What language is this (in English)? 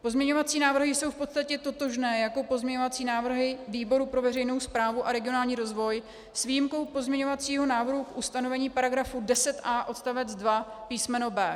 Czech